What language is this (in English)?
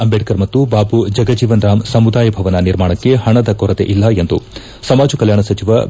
Kannada